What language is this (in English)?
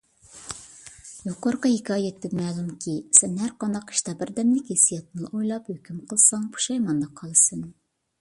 Uyghur